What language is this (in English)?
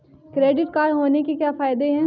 Hindi